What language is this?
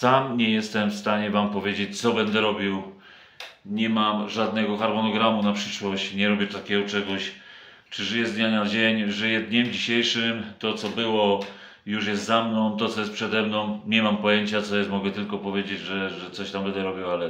Polish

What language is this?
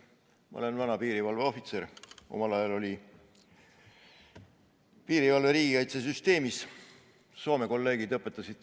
Estonian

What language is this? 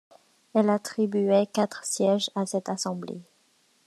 French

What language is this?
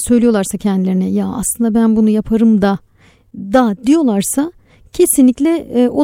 Turkish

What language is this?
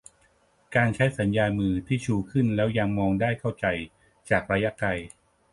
Thai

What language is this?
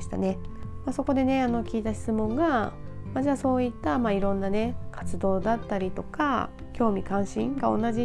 Japanese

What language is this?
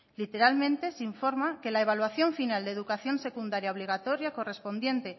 Spanish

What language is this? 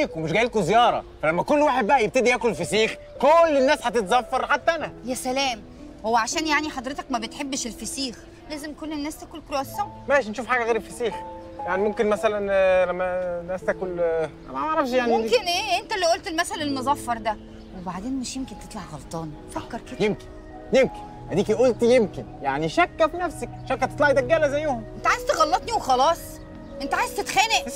Arabic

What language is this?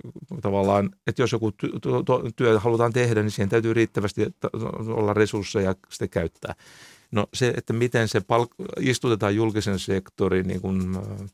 Finnish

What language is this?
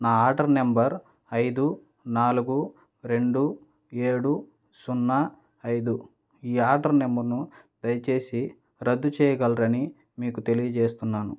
Telugu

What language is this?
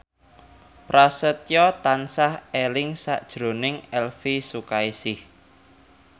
Javanese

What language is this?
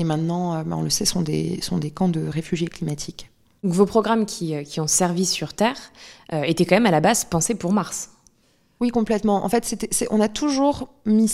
French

